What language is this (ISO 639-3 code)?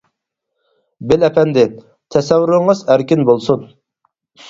uig